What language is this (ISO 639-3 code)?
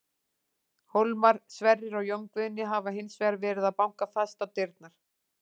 isl